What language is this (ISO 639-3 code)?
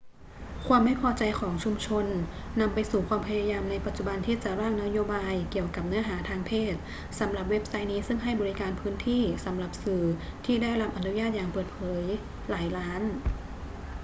tha